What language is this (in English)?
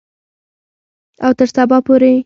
Pashto